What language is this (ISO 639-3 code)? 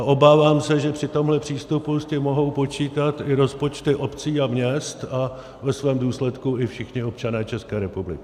ces